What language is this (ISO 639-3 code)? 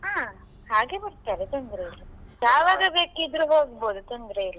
kan